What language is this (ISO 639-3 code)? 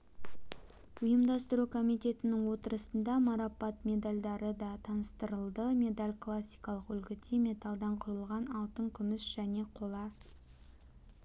kaz